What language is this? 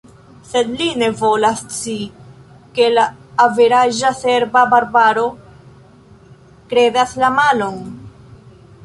Esperanto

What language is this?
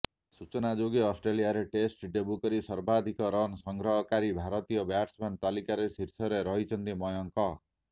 Odia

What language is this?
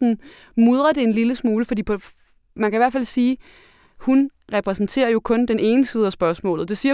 Danish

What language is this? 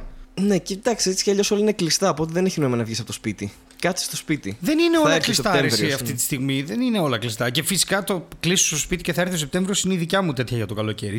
Greek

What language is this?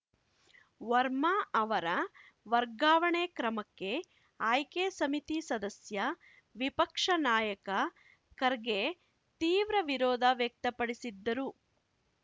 Kannada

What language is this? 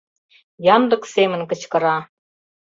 Mari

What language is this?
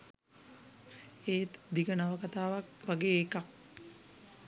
Sinhala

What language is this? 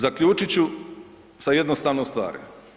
Croatian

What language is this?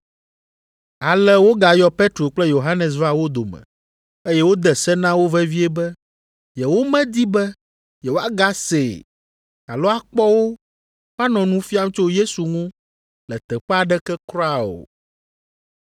Ewe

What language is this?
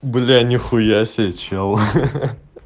Russian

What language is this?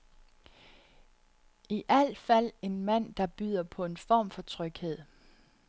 Danish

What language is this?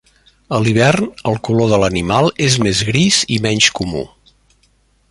Catalan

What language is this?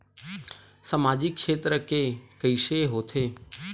Chhattisgarhi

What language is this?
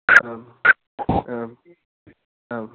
Sanskrit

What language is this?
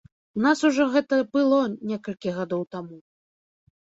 Belarusian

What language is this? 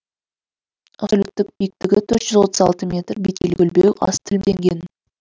Kazakh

